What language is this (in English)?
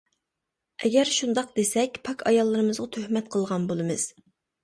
Uyghur